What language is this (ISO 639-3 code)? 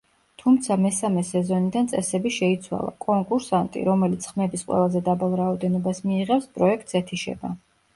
kat